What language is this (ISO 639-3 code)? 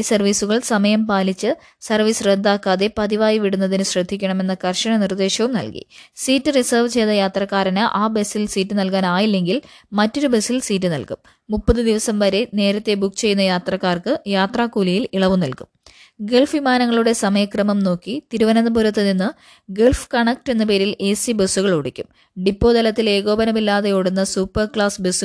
mal